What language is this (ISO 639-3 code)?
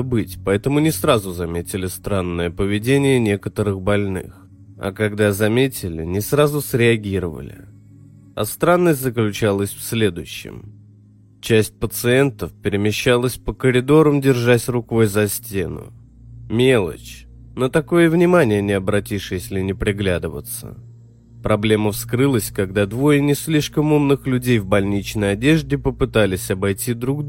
rus